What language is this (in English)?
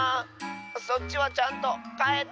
Japanese